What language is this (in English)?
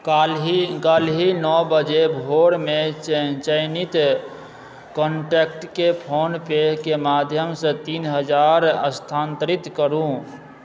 Maithili